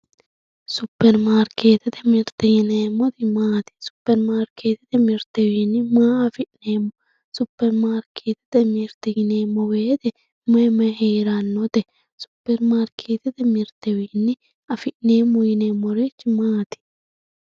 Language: Sidamo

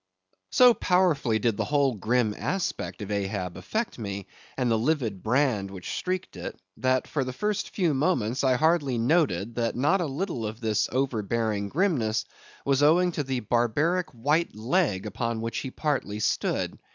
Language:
English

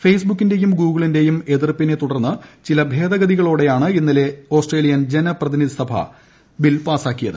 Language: Malayalam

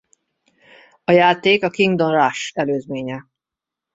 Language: Hungarian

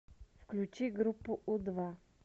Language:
Russian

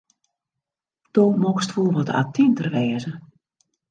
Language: Western Frisian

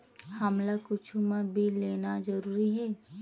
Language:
Chhattisgarhi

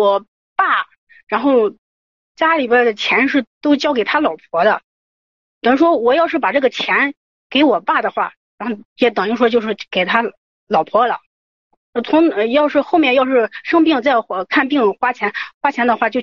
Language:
Chinese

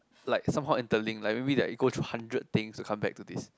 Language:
English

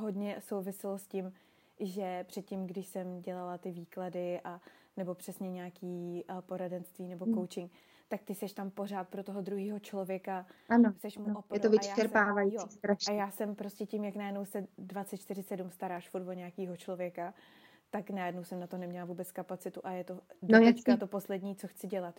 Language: Czech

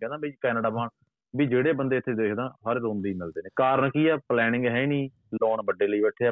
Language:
Punjabi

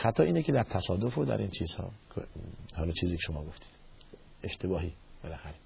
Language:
Persian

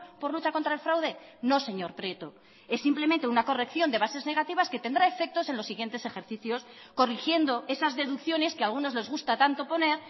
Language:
Spanish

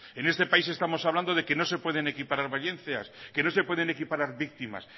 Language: Spanish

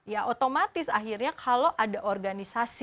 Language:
Indonesian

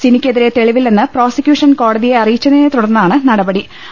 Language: Malayalam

